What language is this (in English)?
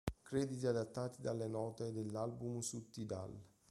Italian